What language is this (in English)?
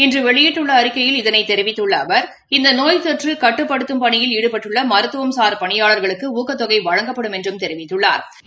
Tamil